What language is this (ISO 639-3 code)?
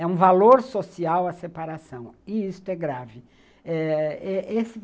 por